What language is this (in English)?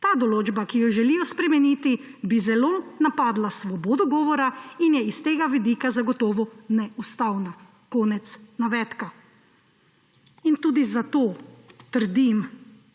Slovenian